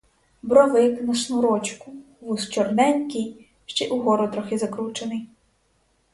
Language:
Ukrainian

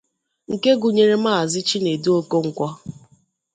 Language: Igbo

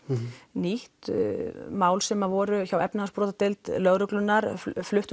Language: Icelandic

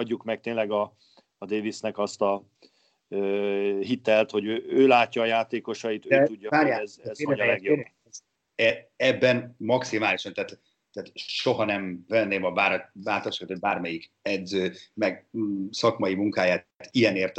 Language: Hungarian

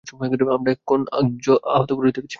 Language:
Bangla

